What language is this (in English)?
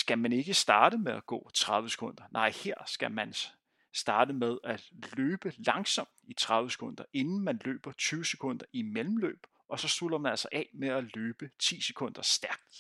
Danish